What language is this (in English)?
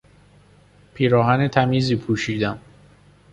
Persian